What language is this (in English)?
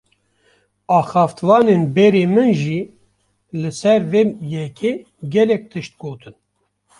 Kurdish